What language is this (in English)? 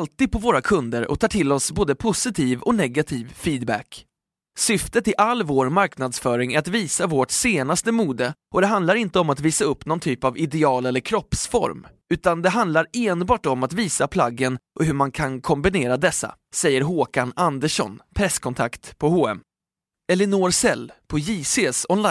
Swedish